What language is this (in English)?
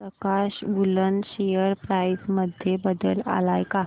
Marathi